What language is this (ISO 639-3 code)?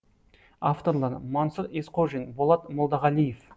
kaz